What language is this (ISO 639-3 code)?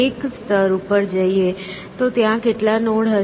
guj